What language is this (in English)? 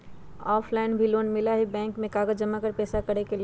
Magahi